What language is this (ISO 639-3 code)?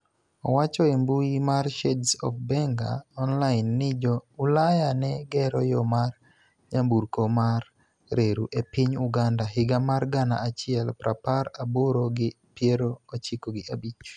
luo